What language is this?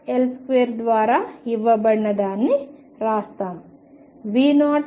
Telugu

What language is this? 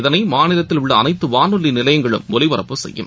Tamil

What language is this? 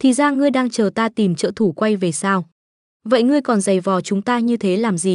Vietnamese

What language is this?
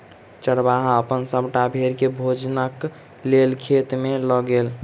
Maithili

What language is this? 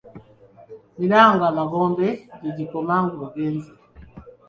Ganda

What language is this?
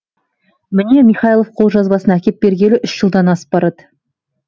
Kazakh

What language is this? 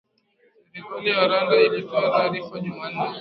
Swahili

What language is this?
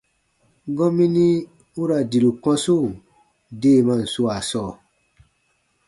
Baatonum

